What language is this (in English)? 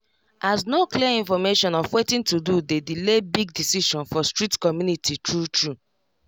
Nigerian Pidgin